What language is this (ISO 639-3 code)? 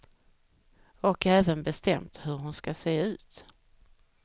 swe